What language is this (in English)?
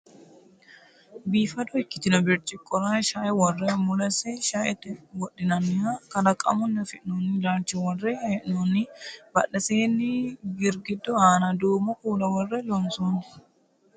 Sidamo